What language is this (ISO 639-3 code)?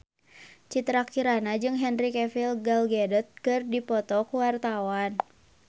sun